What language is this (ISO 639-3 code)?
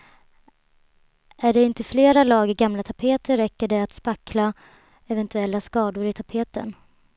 swe